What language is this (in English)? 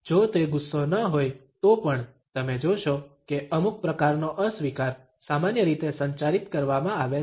Gujarati